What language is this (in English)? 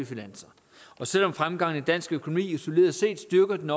Danish